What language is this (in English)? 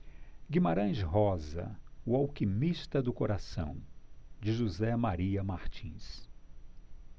Portuguese